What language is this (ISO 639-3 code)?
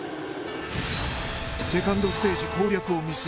jpn